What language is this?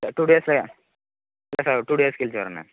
Tamil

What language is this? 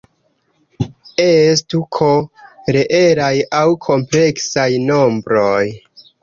Esperanto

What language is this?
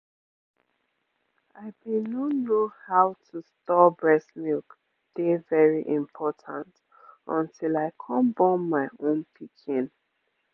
Nigerian Pidgin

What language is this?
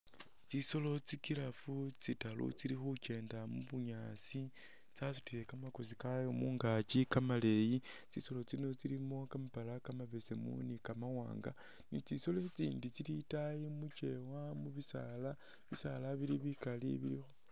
Masaaba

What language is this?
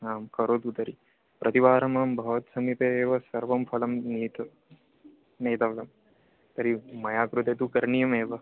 Sanskrit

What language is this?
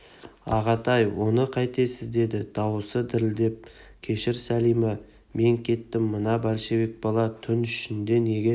Kazakh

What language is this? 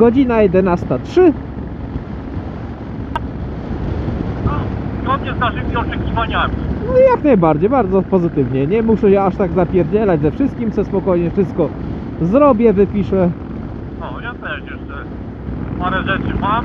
Polish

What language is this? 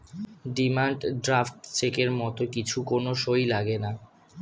Bangla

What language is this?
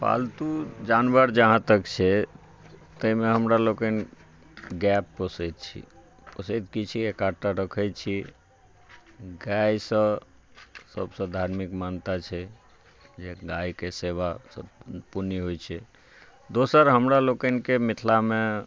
Maithili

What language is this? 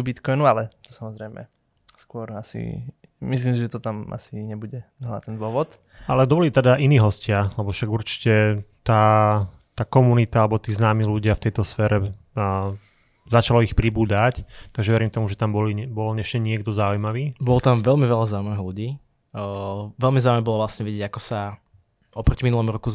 Slovak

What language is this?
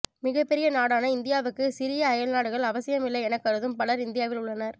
Tamil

